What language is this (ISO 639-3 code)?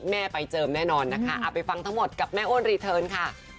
tha